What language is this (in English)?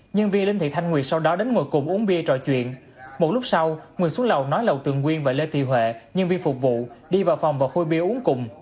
Vietnamese